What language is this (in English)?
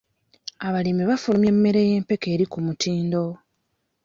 Ganda